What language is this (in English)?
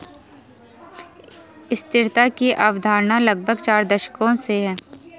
Hindi